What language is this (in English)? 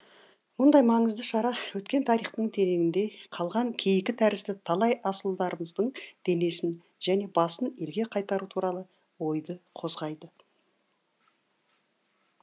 Kazakh